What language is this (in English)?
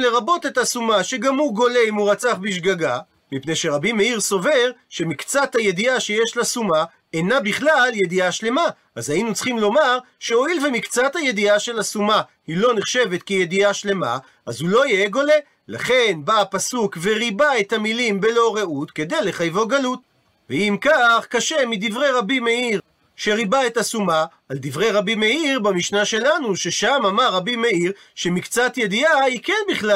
Hebrew